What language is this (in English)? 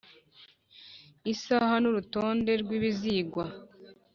Kinyarwanda